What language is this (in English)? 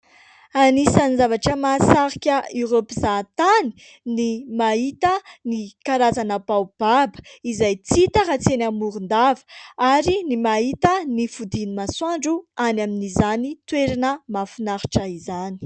Malagasy